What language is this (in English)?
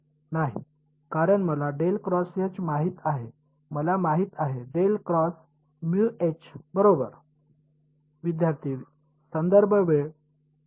Marathi